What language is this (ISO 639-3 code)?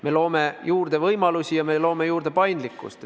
est